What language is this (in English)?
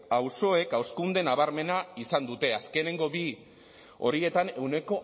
Basque